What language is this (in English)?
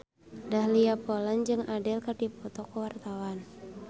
Sundanese